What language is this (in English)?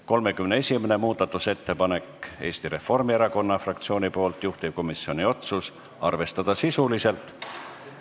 Estonian